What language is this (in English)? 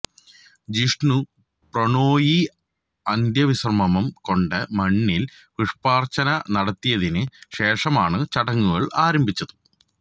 Malayalam